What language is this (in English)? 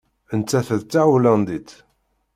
Kabyle